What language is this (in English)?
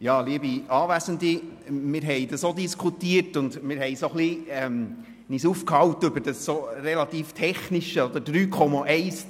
Swiss German